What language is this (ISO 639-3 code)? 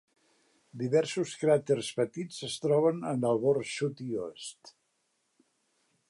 cat